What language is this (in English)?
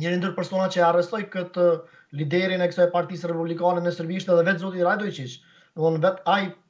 Romanian